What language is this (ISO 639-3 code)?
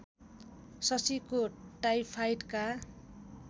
nep